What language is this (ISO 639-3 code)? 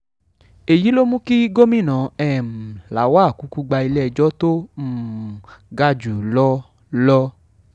yor